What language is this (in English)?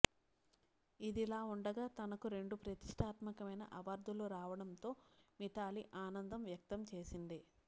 Telugu